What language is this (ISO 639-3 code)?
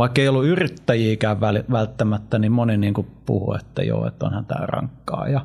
fin